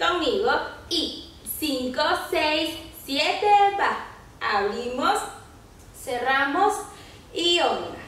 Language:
Spanish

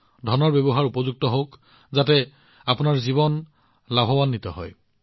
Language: Assamese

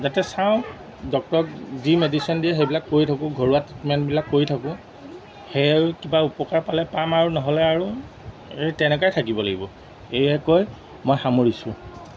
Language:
Assamese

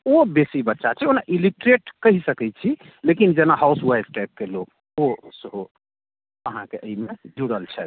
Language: Maithili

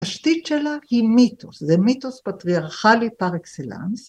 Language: Hebrew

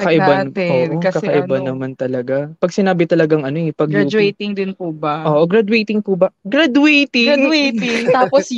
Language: Filipino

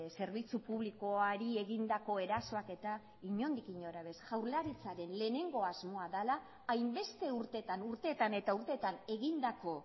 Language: Basque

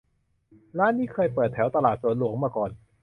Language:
Thai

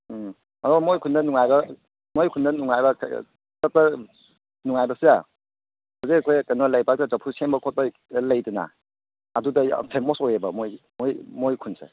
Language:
Manipuri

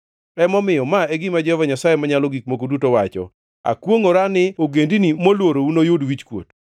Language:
Luo (Kenya and Tanzania)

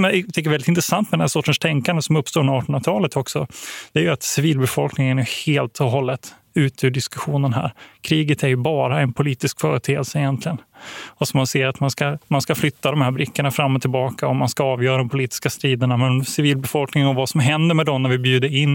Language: Swedish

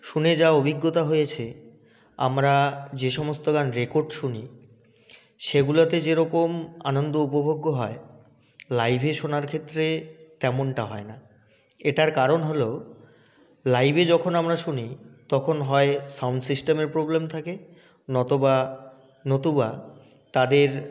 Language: Bangla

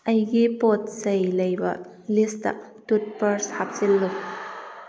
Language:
Manipuri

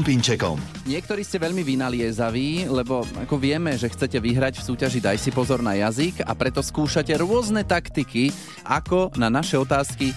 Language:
Slovak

